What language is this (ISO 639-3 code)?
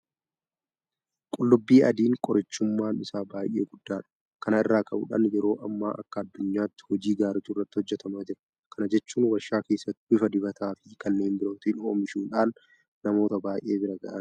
orm